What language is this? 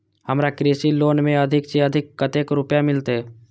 Maithili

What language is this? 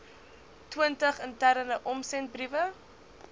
Afrikaans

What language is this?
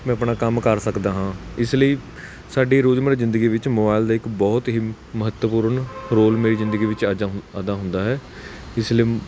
Punjabi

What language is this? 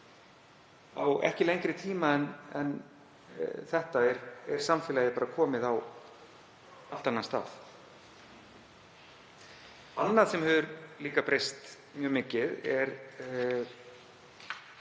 Icelandic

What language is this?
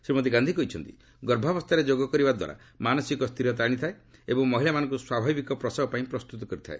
Odia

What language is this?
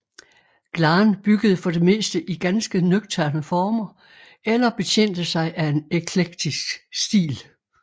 Danish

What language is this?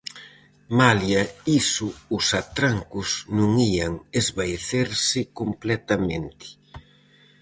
Galician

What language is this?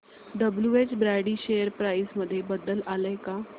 Marathi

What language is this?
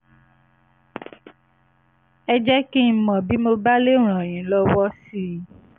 Yoruba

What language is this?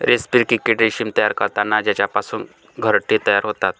Marathi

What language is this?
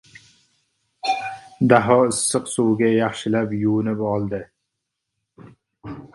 Uzbek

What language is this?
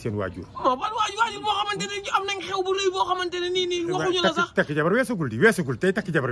Arabic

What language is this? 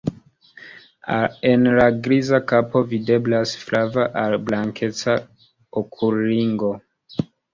Esperanto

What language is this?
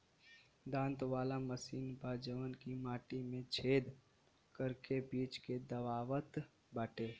Bhojpuri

